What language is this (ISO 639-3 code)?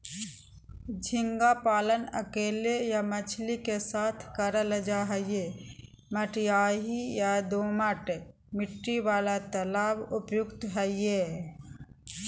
mag